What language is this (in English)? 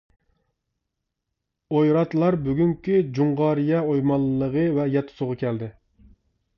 Uyghur